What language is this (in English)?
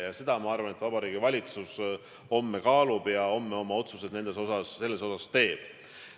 Estonian